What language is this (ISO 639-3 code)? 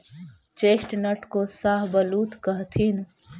mag